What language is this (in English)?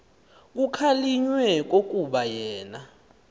Xhosa